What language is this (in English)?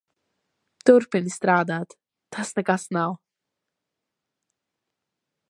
Latvian